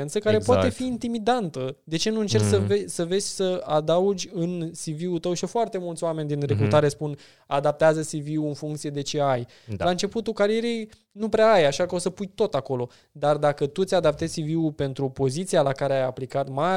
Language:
Romanian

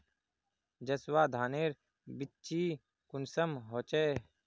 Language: Magahi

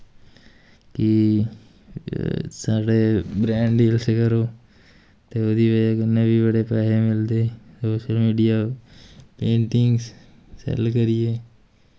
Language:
Dogri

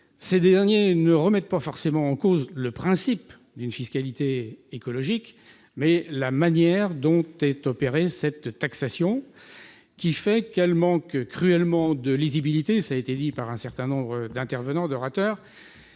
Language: French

